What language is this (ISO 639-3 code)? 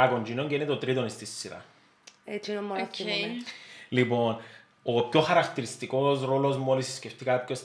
ell